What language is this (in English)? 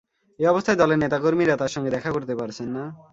Bangla